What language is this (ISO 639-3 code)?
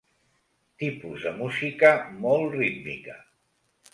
cat